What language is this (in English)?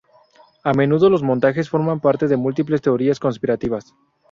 Spanish